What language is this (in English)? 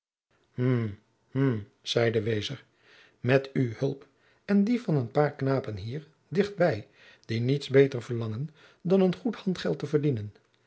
Dutch